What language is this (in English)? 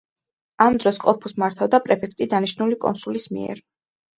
Georgian